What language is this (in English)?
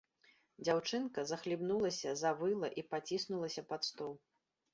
Belarusian